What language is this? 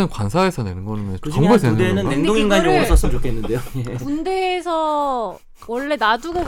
Korean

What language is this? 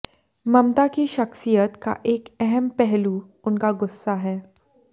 Hindi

